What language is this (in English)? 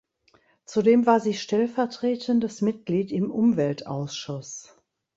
German